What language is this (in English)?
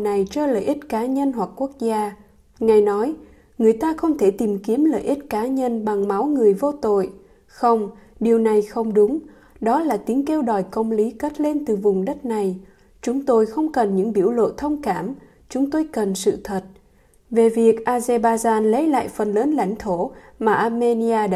Vietnamese